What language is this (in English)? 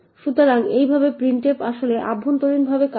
Bangla